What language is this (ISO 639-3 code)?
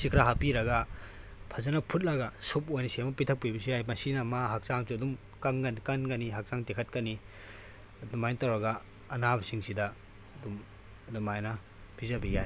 mni